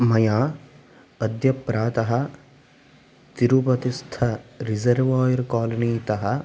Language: Sanskrit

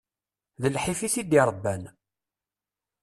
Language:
Kabyle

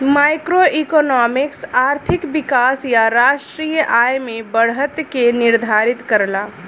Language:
Bhojpuri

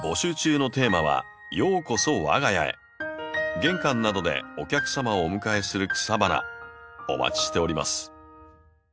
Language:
Japanese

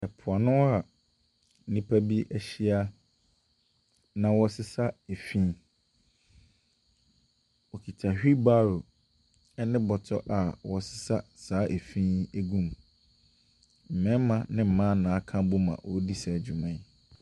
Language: Akan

